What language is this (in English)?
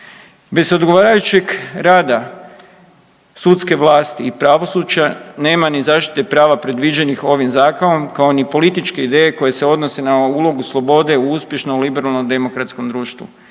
Croatian